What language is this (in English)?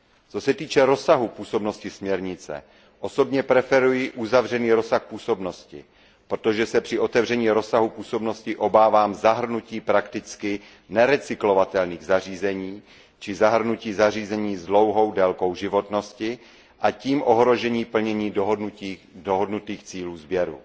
Czech